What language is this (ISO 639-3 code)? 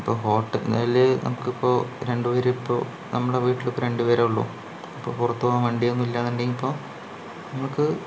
mal